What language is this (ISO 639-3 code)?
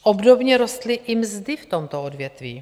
ces